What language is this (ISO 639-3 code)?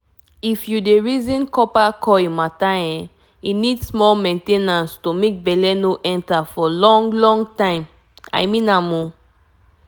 pcm